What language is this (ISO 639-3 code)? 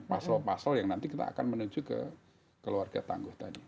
ind